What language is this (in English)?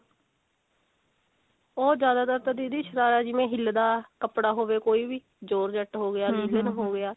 Punjabi